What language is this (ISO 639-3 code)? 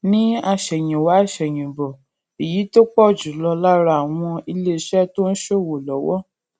yor